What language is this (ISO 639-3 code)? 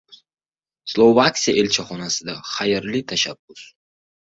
uzb